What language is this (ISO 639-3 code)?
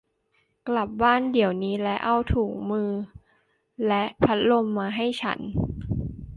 tha